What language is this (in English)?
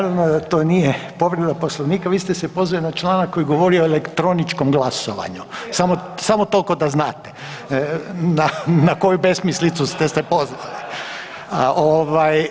Croatian